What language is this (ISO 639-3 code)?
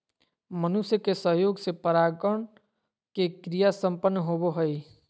mag